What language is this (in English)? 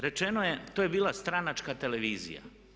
Croatian